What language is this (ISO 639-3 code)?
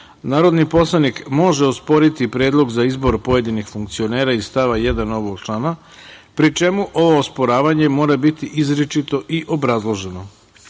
srp